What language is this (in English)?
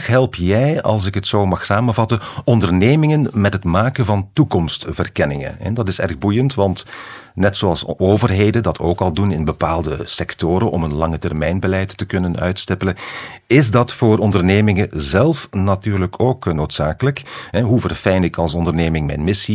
Dutch